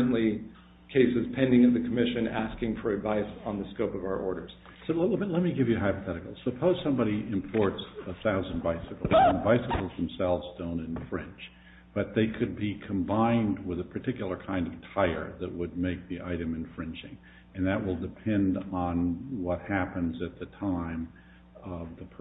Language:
English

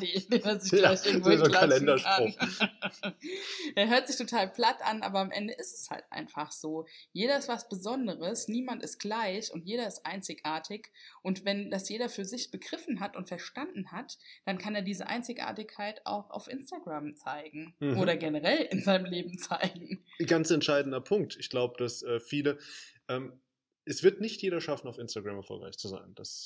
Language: German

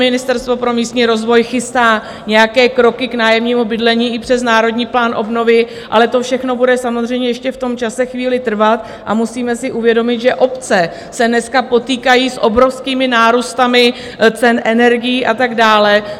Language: Czech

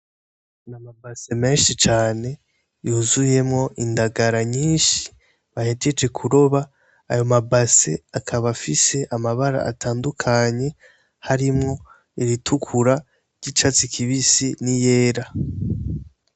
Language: Rundi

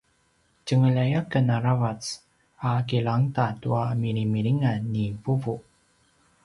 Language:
Paiwan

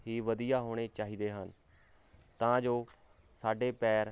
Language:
Punjabi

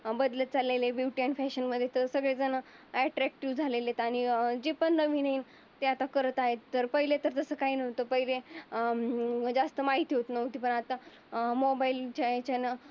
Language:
Marathi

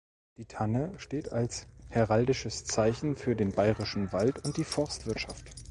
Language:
German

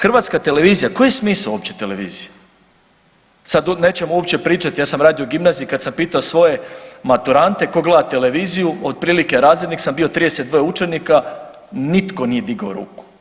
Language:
Croatian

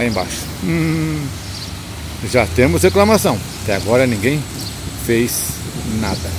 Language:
Portuguese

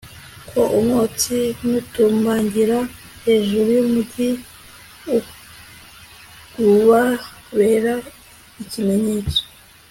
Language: Kinyarwanda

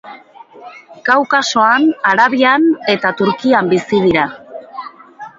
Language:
Basque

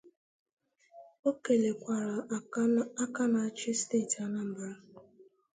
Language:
Igbo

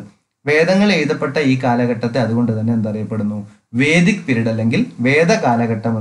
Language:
Turkish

